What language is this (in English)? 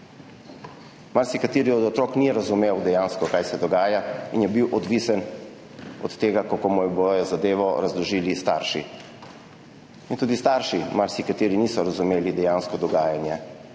Slovenian